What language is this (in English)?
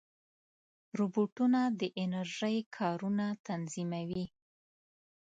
Pashto